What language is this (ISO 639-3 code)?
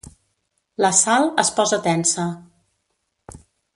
cat